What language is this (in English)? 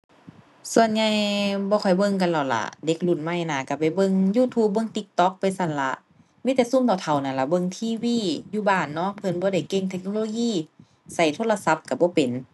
Thai